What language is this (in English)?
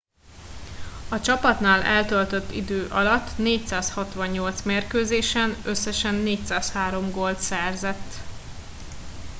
Hungarian